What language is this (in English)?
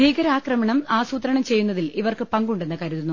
Malayalam